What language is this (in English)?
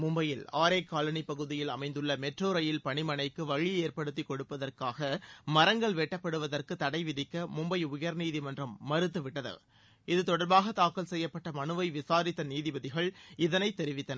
Tamil